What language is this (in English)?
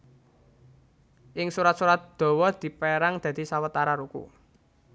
Javanese